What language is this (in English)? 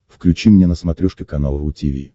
Russian